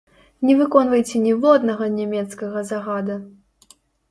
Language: Belarusian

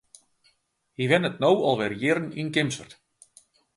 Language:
Western Frisian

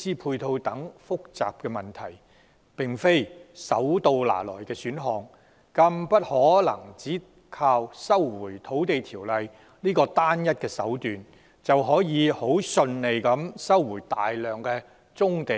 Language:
Cantonese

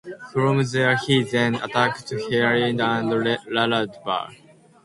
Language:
English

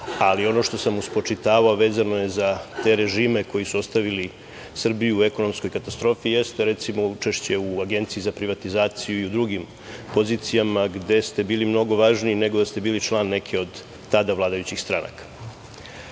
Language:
Serbian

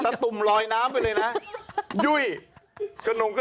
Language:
Thai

